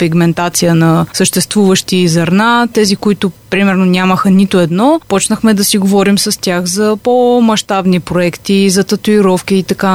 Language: Bulgarian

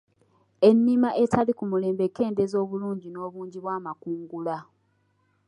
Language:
Ganda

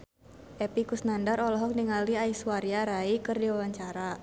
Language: Sundanese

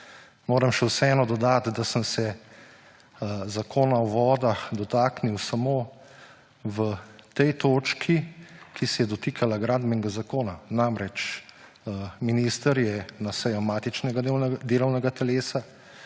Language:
Slovenian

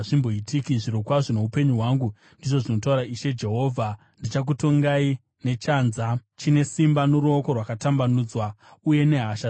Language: Shona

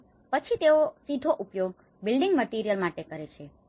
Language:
Gujarati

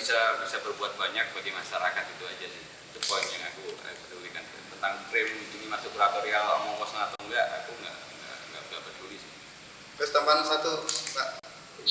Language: Indonesian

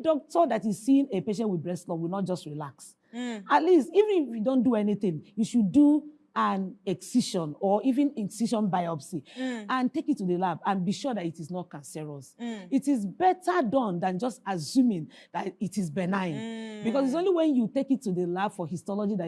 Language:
English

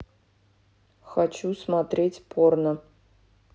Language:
Russian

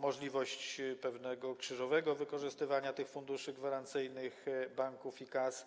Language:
Polish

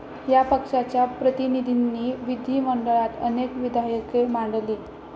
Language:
Marathi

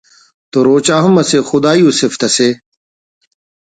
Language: Brahui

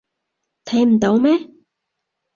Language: Cantonese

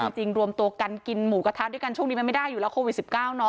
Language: Thai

